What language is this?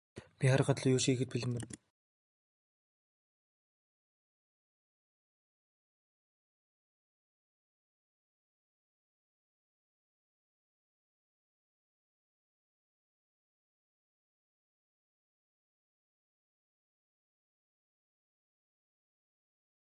Mongolian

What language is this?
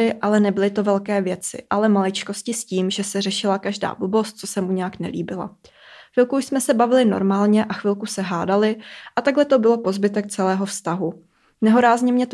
Czech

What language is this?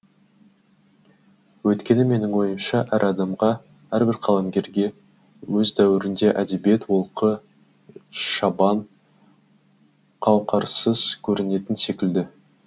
Kazakh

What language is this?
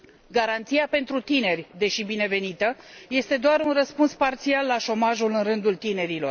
Romanian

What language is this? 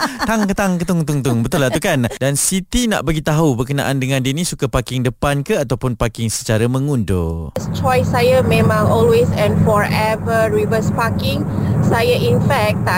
Malay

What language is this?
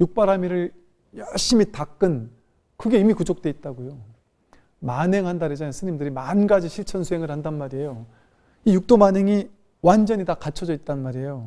Korean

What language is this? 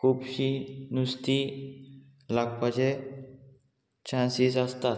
Konkani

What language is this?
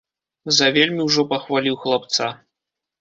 Belarusian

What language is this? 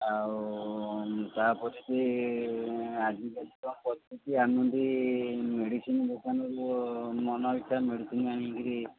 Odia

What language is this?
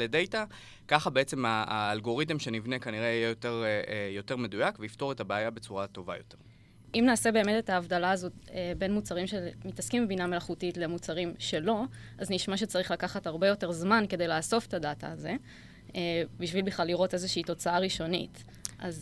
Hebrew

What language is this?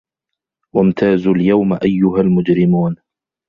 Arabic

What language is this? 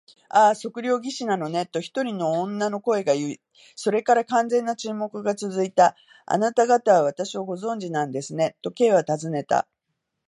Japanese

